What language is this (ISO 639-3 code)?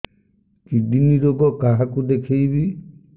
ori